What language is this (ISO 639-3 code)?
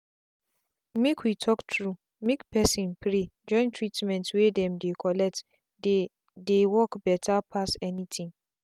pcm